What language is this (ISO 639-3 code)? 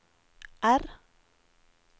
nor